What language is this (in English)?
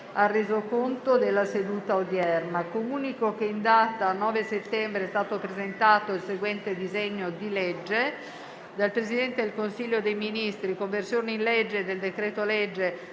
Italian